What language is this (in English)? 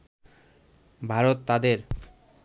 Bangla